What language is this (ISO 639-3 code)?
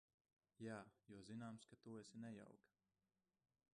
lav